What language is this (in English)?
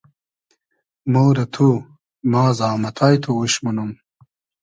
Hazaragi